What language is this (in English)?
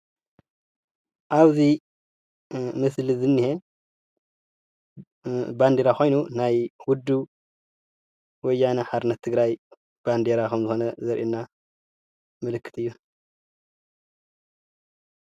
Tigrinya